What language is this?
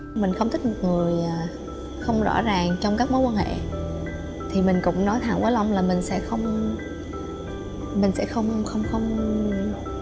Vietnamese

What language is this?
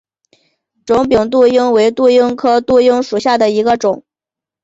Chinese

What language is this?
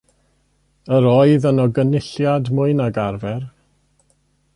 Welsh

